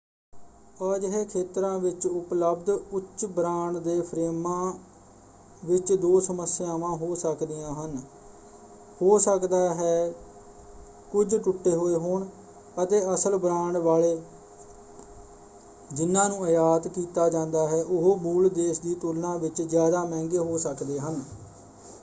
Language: Punjabi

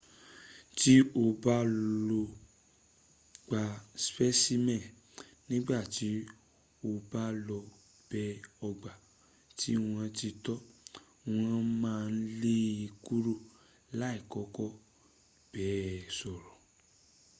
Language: Yoruba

